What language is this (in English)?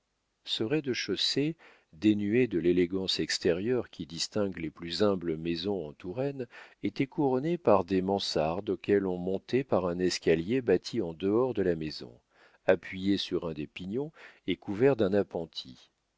French